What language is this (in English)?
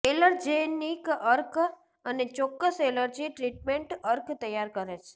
Gujarati